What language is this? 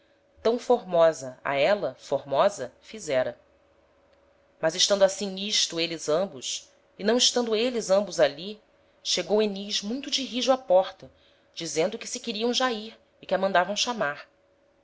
Portuguese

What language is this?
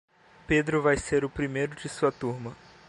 Portuguese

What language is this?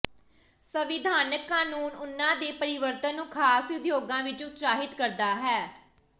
Punjabi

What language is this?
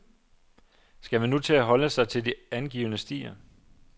Danish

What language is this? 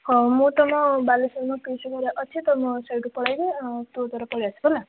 Odia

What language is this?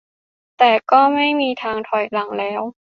Thai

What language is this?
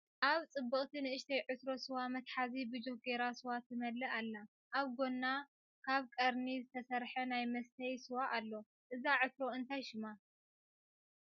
Tigrinya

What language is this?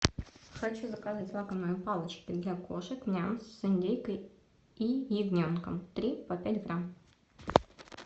Russian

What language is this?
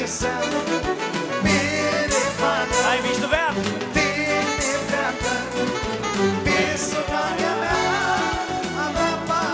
Romanian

